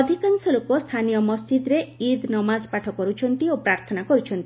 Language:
Odia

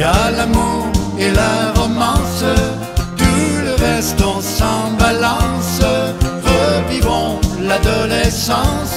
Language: French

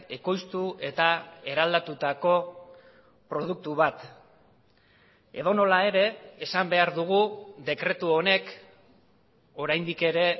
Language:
Basque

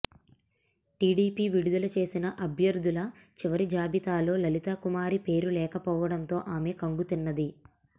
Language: Telugu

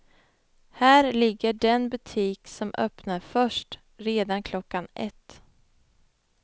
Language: Swedish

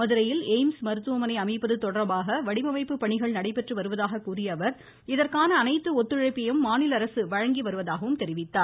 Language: Tamil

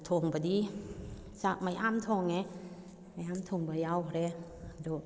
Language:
Manipuri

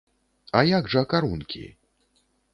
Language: Belarusian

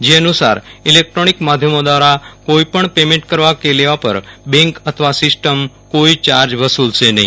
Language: Gujarati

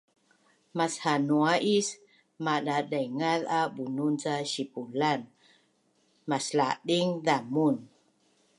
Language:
Bunun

